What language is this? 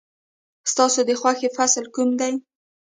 Pashto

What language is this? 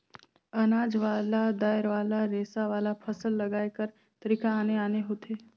Chhattisgarhi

